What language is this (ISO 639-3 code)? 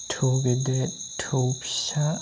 brx